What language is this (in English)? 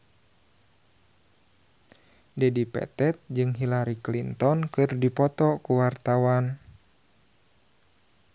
Sundanese